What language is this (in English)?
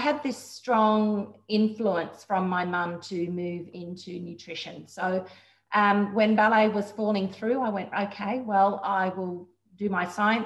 English